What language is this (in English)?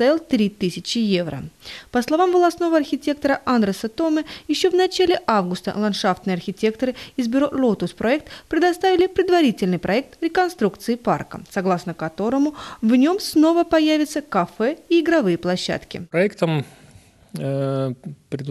Russian